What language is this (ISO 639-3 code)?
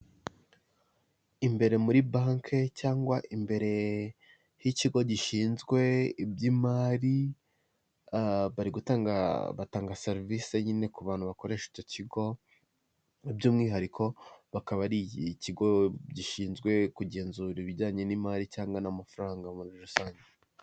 kin